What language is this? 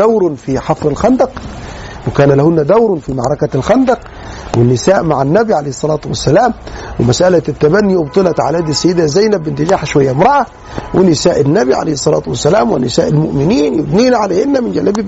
Arabic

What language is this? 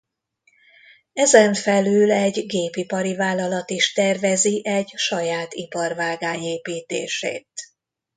Hungarian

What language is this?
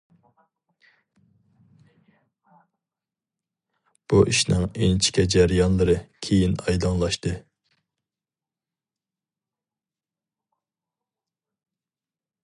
Uyghur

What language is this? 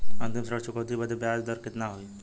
Bhojpuri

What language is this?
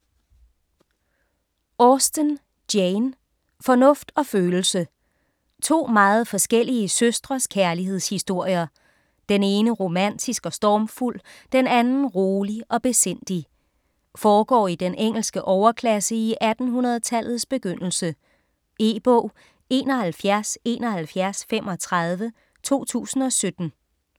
Danish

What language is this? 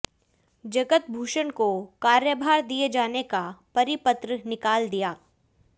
Hindi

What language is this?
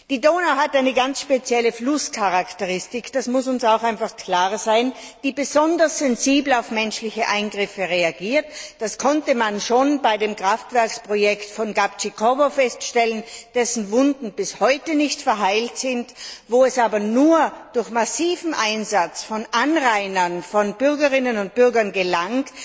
German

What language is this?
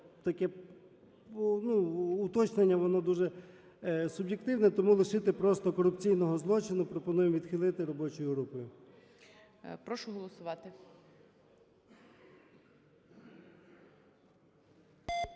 Ukrainian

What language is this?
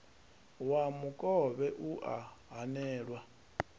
Venda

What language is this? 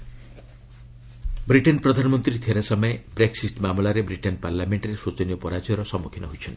Odia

